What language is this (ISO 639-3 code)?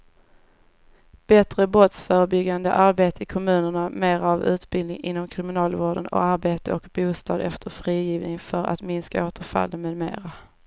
swe